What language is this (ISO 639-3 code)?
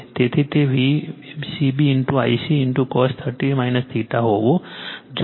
guj